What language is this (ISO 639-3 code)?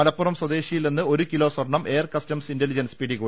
mal